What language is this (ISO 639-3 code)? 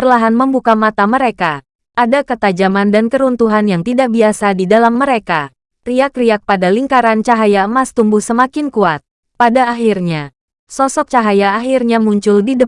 ind